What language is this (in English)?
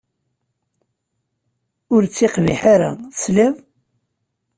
Kabyle